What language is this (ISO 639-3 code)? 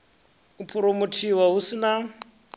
ven